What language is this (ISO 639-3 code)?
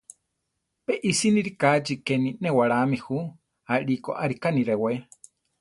tar